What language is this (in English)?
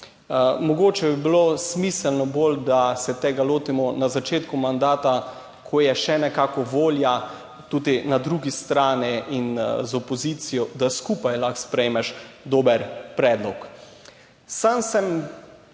Slovenian